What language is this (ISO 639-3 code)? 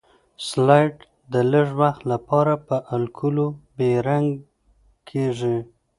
pus